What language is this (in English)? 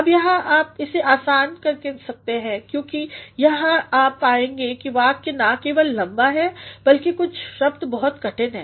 Hindi